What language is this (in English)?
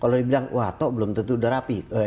Indonesian